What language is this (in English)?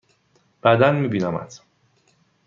Persian